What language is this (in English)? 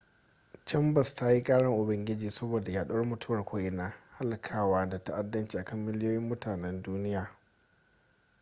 Hausa